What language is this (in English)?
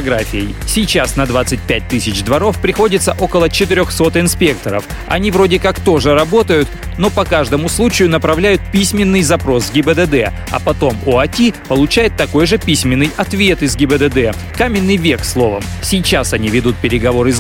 Russian